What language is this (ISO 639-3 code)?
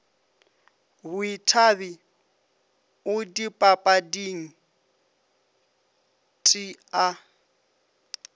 nso